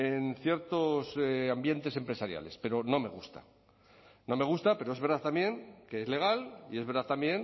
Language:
Spanish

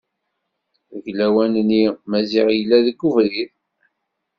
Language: Kabyle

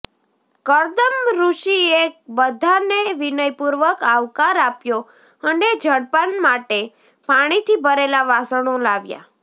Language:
Gujarati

